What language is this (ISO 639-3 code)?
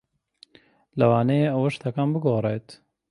ckb